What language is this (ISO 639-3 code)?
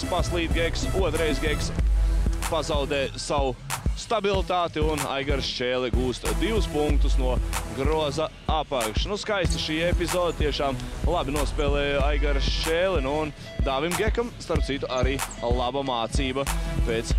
lav